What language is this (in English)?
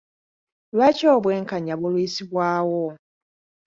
Ganda